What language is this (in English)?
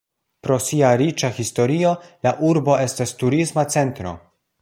Esperanto